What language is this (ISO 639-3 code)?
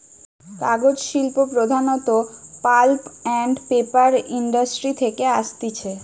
ben